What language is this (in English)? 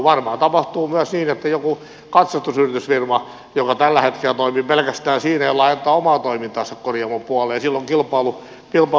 Finnish